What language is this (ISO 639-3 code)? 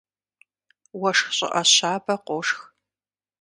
kbd